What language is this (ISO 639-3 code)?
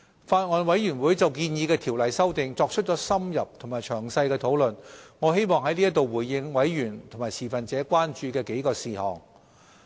yue